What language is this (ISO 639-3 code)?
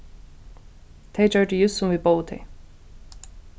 fao